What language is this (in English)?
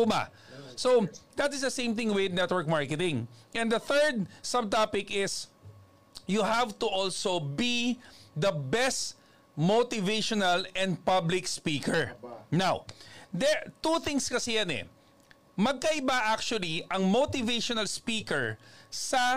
Filipino